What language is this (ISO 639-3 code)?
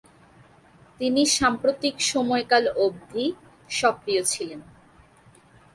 ben